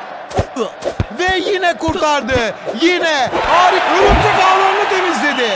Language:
Turkish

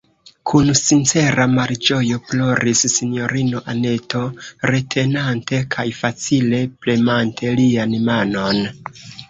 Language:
Esperanto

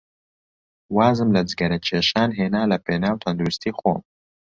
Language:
Central Kurdish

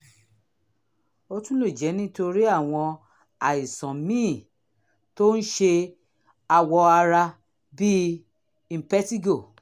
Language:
Yoruba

